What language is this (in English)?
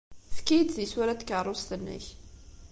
Kabyle